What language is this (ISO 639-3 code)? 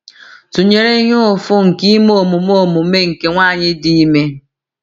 ibo